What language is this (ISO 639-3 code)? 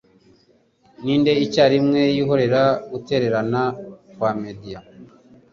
kin